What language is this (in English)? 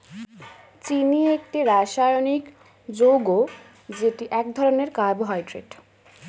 Bangla